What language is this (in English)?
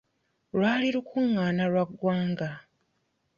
Ganda